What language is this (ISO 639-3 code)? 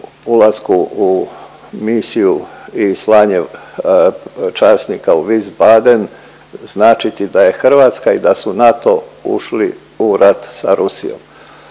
hrv